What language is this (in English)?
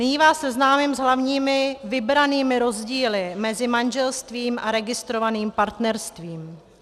Czech